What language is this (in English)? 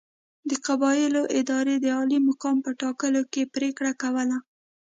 Pashto